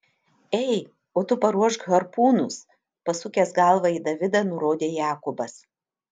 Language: Lithuanian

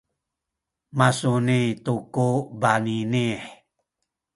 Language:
Sakizaya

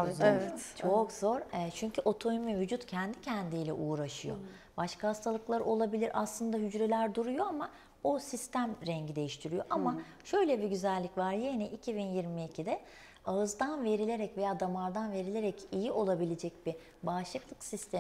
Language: Turkish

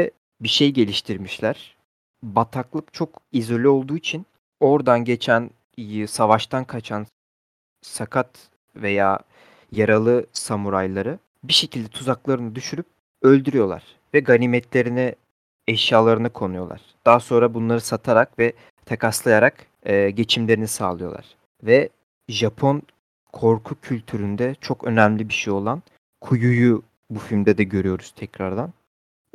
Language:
Turkish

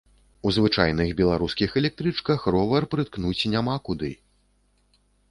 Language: Belarusian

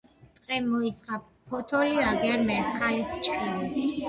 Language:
Georgian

